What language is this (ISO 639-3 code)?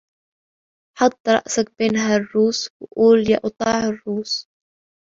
ara